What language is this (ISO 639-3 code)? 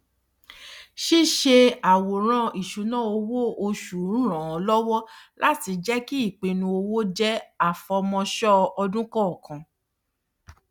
yor